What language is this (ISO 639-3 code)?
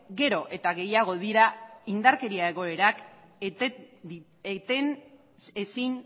eus